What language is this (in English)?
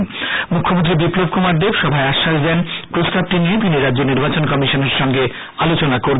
Bangla